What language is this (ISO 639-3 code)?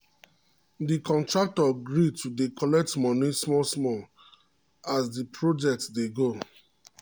pcm